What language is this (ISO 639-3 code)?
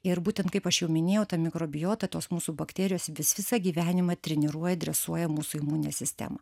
lit